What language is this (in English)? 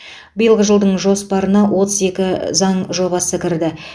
Kazakh